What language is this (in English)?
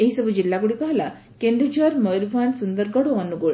Odia